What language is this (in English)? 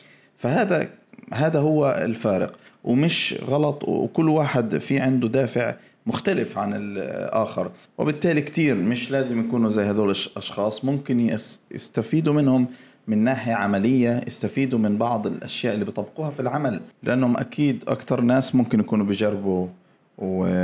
Arabic